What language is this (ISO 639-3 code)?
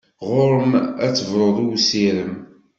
kab